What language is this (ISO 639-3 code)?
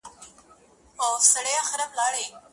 pus